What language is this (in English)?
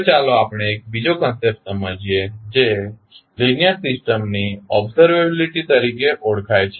Gujarati